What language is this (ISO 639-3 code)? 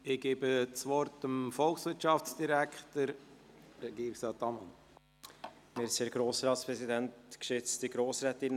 gsw